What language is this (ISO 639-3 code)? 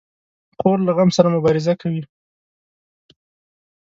pus